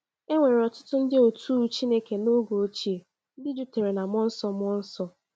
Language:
Igbo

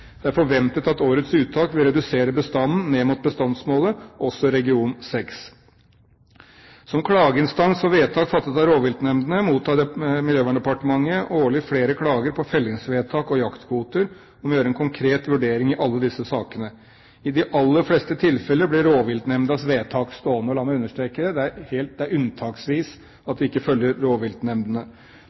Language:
Norwegian Bokmål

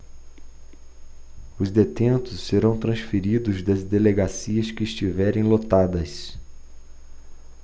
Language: Portuguese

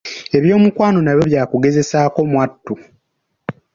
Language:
Ganda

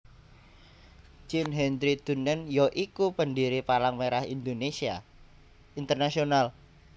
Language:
Javanese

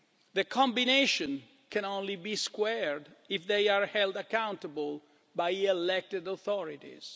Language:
English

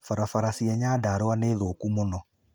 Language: Kikuyu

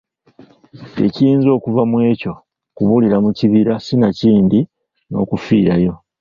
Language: Ganda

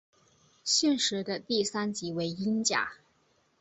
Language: Chinese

